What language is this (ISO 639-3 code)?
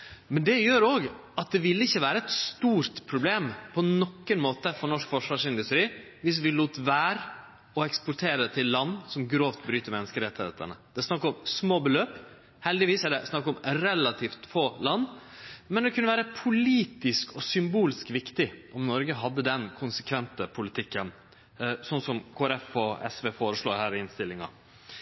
nno